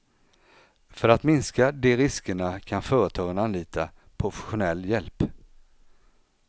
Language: Swedish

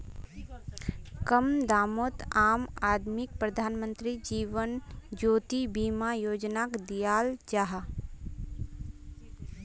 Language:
Magahi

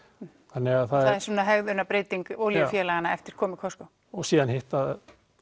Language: Icelandic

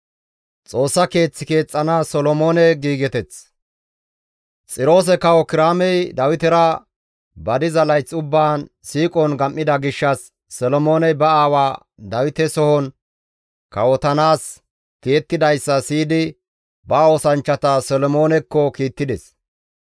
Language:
Gamo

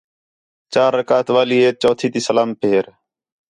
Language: Khetrani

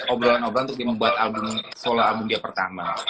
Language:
Indonesian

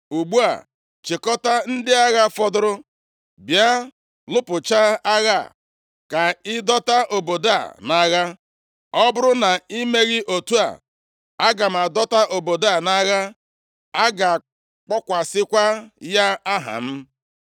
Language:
Igbo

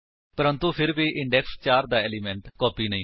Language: Punjabi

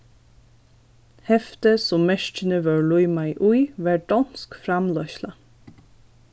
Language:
Faroese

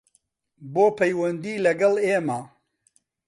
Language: Central Kurdish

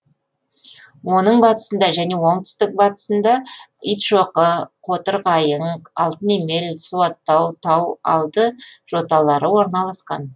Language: Kazakh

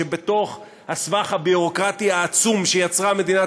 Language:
Hebrew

